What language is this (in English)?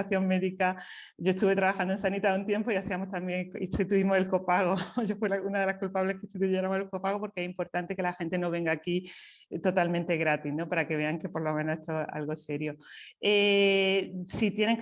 Spanish